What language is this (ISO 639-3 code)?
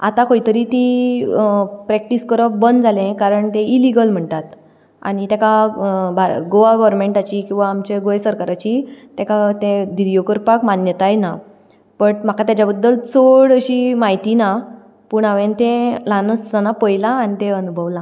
kok